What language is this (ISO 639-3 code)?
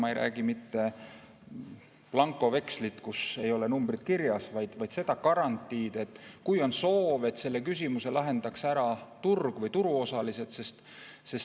est